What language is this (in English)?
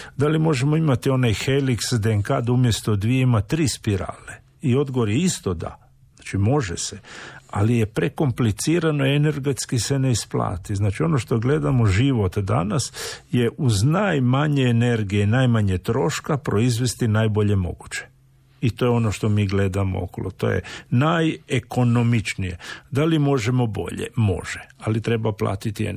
Croatian